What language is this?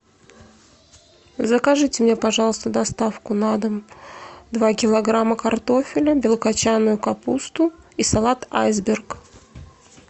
Russian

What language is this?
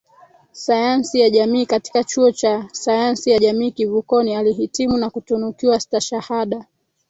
Swahili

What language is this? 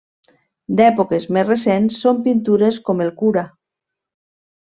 Catalan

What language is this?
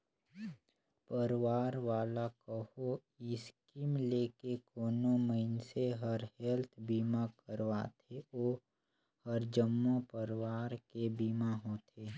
Chhattisgarhi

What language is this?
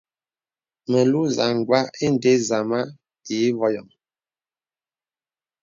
Bebele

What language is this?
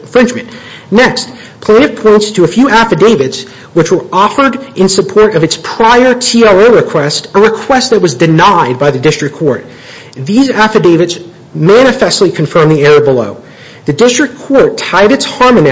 English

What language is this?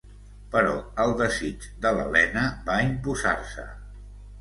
Catalan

